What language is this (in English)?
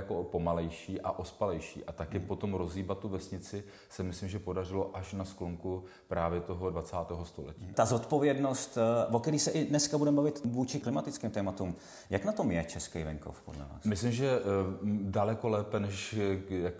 Czech